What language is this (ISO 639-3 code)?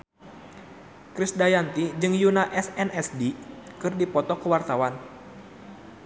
sun